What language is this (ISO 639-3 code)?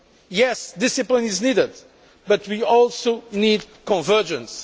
eng